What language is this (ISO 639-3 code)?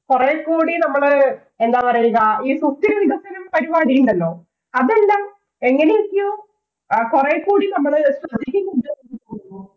mal